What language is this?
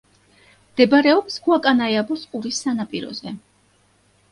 Georgian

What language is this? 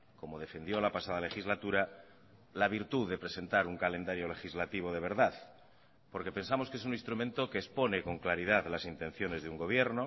Spanish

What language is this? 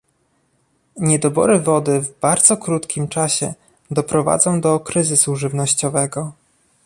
Polish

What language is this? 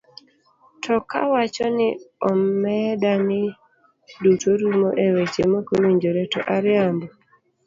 Luo (Kenya and Tanzania)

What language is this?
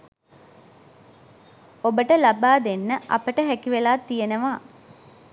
Sinhala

